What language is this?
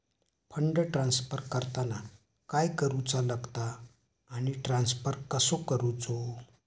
Marathi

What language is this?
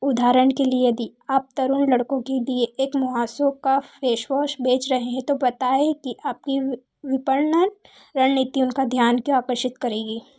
Hindi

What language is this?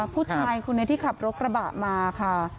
Thai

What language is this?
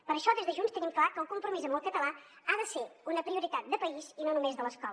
Catalan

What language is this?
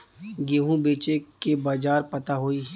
Bhojpuri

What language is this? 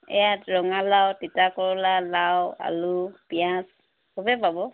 Assamese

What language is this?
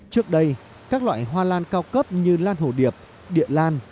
Vietnamese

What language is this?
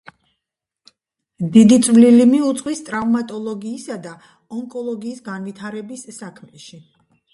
Georgian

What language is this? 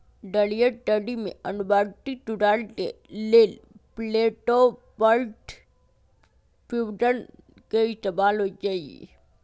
Magahi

